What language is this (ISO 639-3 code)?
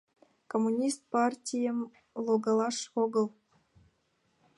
chm